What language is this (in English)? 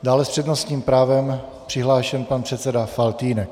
Czech